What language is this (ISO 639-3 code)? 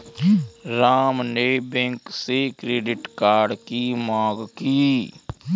hin